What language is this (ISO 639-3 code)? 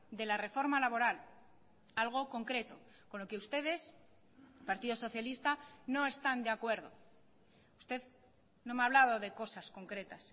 spa